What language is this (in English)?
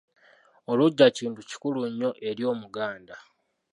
Ganda